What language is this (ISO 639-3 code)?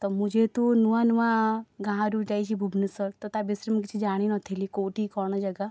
ori